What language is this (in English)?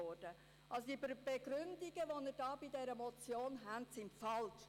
Swiss German